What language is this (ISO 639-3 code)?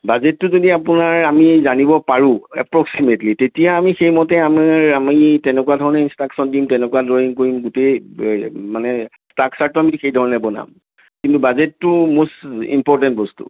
asm